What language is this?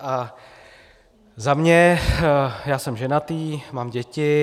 Czech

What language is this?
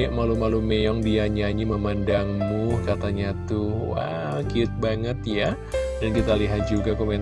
Indonesian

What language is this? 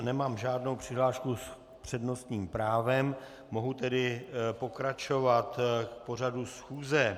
Czech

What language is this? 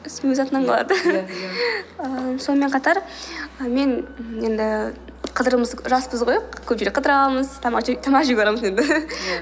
Kazakh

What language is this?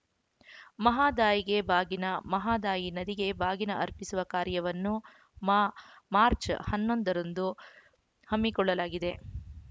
Kannada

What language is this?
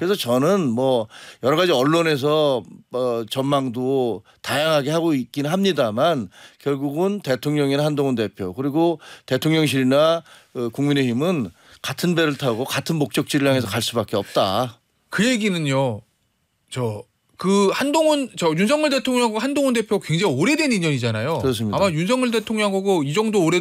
Korean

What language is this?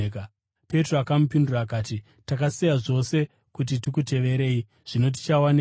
Shona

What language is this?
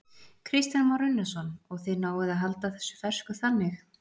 Icelandic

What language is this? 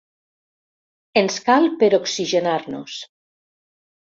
Catalan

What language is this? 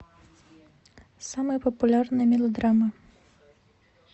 Russian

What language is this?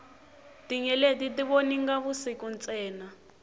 Tsonga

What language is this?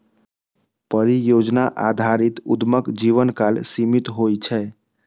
Maithili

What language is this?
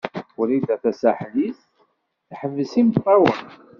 Kabyle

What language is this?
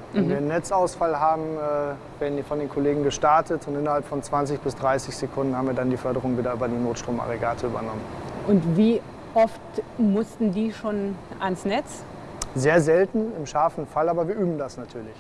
German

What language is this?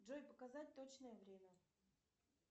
Russian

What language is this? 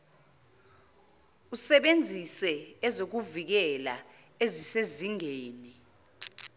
Zulu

